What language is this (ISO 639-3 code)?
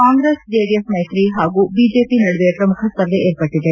kan